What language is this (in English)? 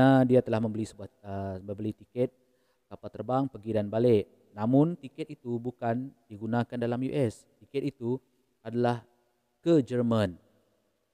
Malay